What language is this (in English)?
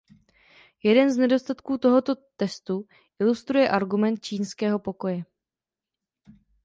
Czech